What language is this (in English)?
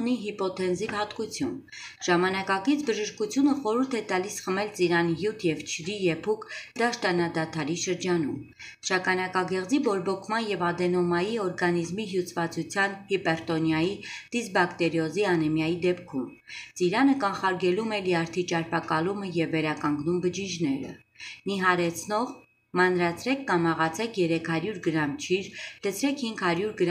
Romanian